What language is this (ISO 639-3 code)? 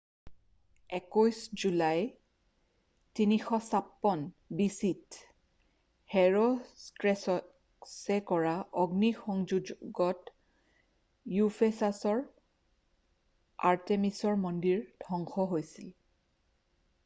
asm